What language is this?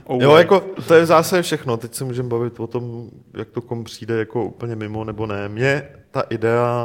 Czech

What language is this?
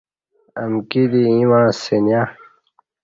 Kati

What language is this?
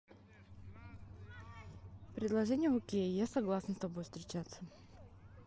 Russian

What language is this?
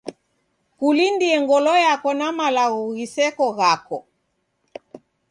Taita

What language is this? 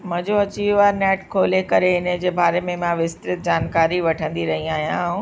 Sindhi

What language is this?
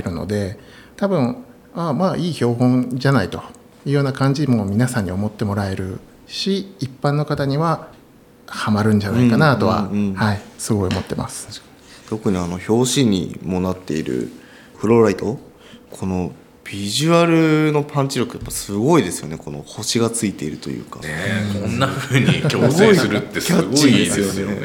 Japanese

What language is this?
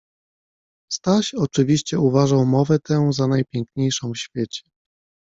Polish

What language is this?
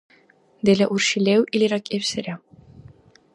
Dargwa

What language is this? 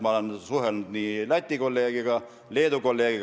Estonian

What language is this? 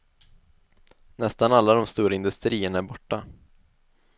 Swedish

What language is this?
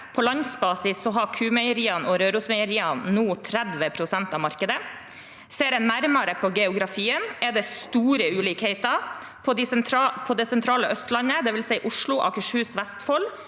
Norwegian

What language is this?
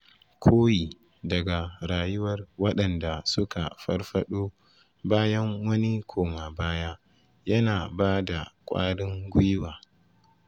Hausa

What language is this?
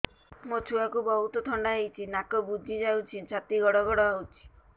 Odia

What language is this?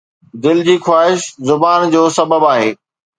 Sindhi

